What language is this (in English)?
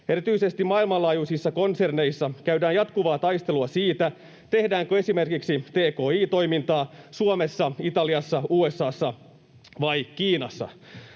Finnish